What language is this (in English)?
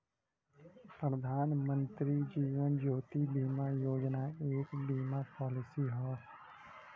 Bhojpuri